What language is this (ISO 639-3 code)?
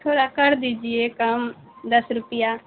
urd